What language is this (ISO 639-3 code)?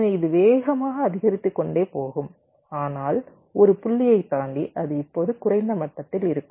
tam